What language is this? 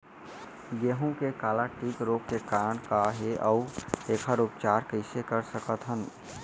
Chhattisgarhi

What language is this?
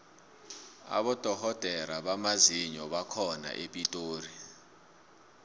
South Ndebele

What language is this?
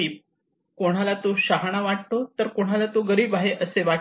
Marathi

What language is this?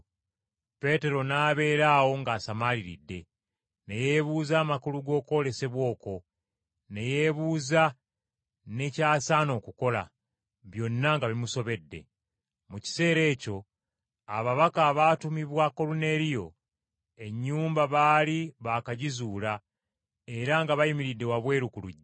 Ganda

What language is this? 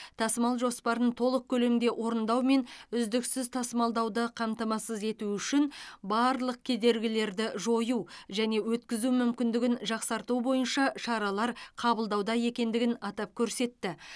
Kazakh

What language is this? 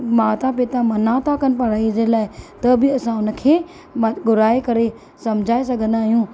Sindhi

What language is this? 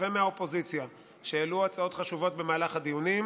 Hebrew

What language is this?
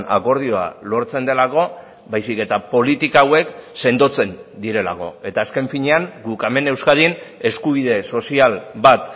Basque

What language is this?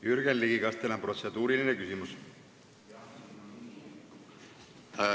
Estonian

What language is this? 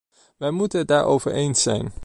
Dutch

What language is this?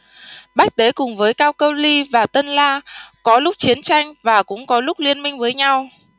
Vietnamese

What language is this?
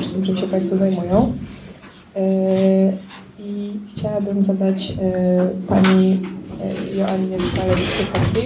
Polish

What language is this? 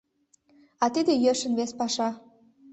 Mari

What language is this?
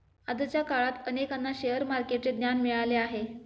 Marathi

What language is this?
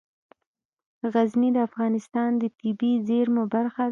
Pashto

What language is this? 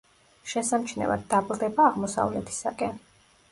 Georgian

